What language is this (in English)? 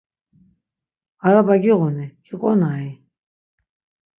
Laz